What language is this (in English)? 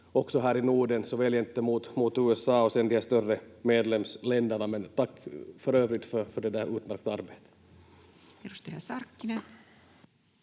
Finnish